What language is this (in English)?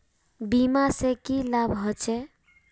Magahi